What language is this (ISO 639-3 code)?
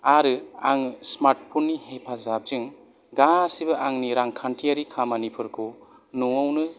brx